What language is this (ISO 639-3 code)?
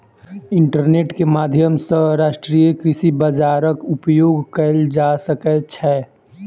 mai